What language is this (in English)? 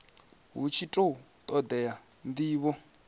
Venda